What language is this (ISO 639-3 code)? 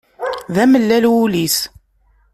kab